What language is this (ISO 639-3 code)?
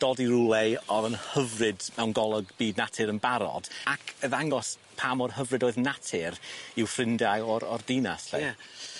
cym